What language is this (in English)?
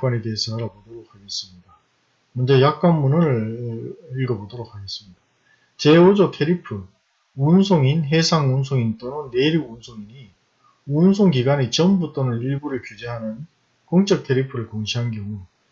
Korean